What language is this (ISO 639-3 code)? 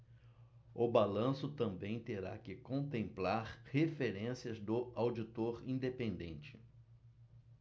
por